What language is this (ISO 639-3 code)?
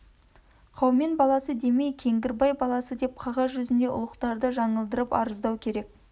kaz